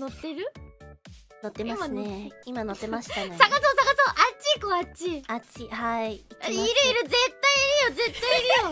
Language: Japanese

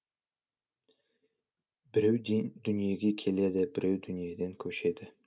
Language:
Kazakh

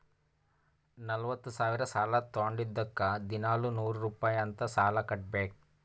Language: Kannada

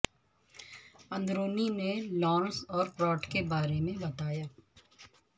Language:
Urdu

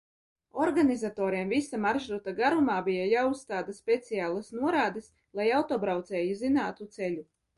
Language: Latvian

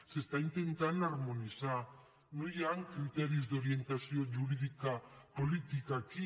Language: Catalan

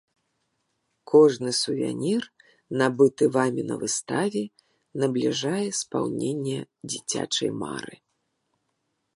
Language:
Belarusian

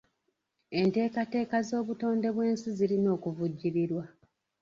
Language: Ganda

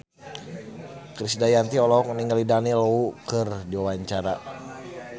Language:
Sundanese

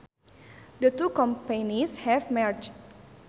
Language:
Sundanese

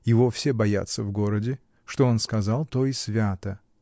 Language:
Russian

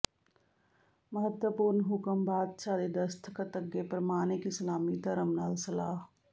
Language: Punjabi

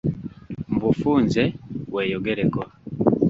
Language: Ganda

